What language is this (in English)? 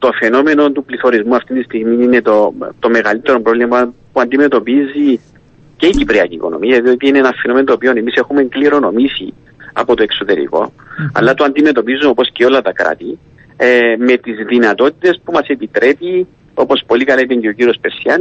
Greek